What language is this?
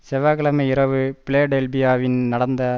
Tamil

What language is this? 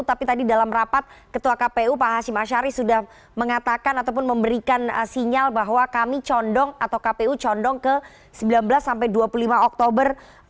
Indonesian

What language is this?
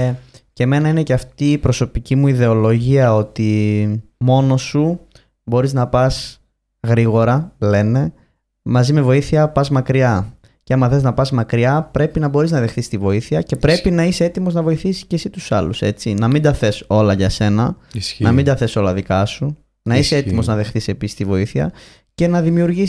Greek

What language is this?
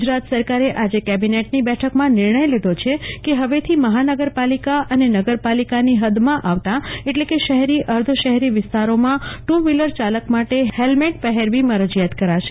Gujarati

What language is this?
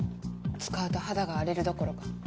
Japanese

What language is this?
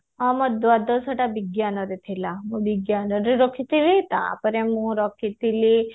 Odia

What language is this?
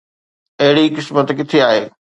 Sindhi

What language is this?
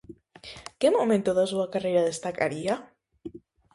Galician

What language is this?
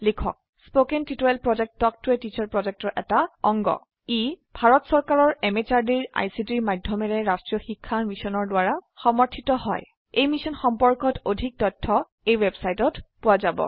Assamese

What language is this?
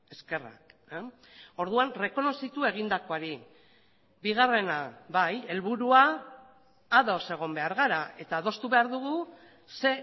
Basque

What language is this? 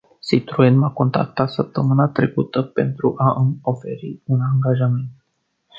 Romanian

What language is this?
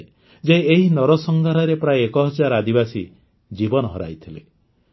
Odia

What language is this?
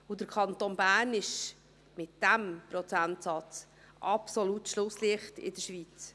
Swiss German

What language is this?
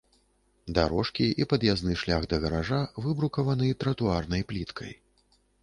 Belarusian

